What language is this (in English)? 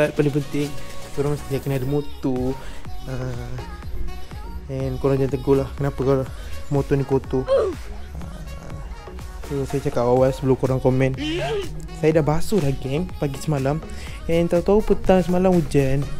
Malay